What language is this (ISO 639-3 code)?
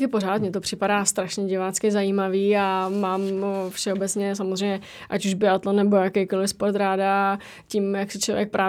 ces